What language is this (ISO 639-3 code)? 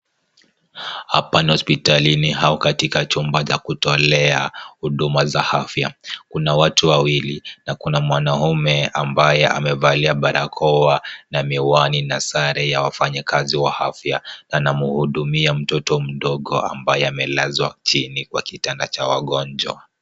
swa